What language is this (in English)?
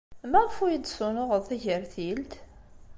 Kabyle